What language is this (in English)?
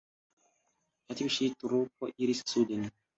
Esperanto